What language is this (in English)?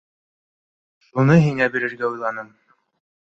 Bashkir